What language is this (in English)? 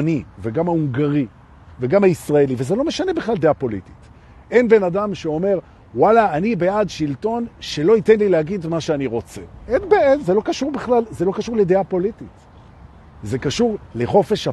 Hebrew